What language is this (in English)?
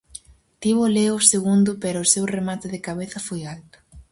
Galician